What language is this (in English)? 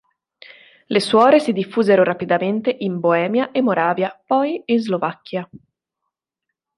Italian